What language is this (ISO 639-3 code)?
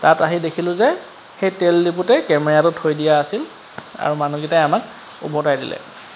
asm